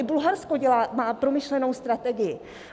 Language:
Czech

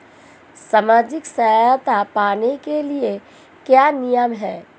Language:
Hindi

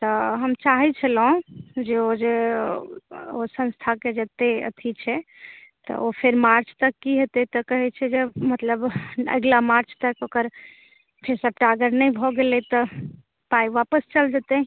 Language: Maithili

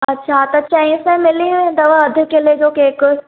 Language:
Sindhi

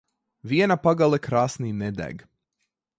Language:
Latvian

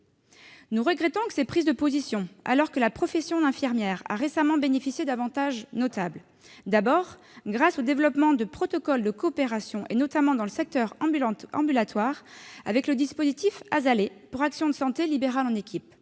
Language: French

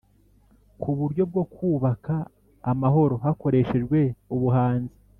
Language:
Kinyarwanda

